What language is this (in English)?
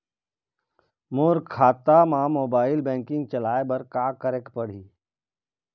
Chhattisgarhi